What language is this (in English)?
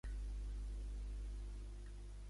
Catalan